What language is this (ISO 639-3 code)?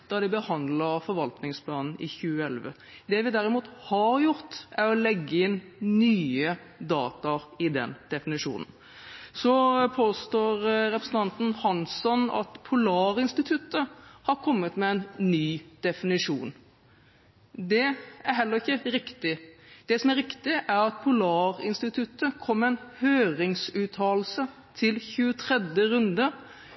nob